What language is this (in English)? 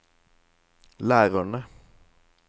Norwegian